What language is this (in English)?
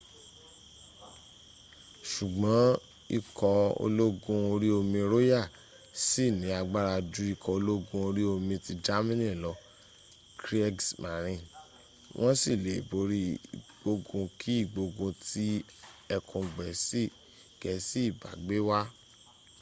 Yoruba